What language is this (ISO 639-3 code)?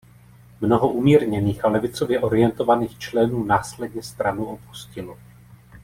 ces